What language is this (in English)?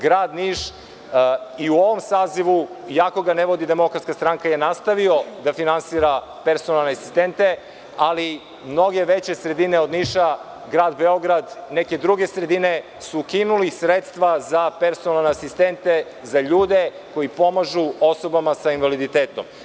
Serbian